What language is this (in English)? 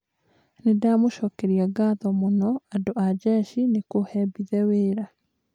Kikuyu